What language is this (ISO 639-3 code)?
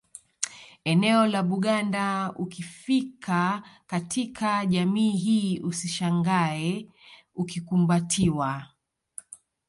swa